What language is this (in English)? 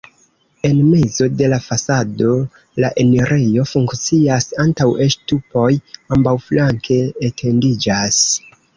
Esperanto